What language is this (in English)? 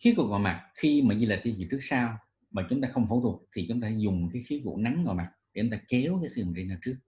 Vietnamese